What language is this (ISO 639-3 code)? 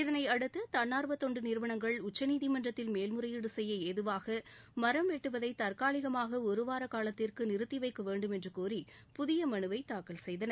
tam